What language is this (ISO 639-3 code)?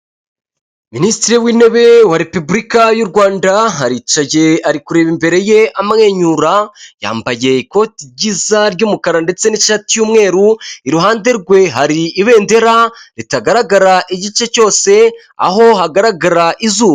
kin